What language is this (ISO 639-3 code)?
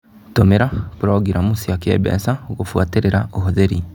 kik